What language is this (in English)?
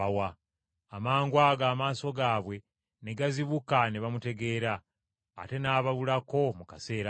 Ganda